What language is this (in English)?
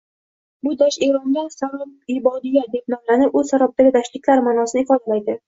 Uzbek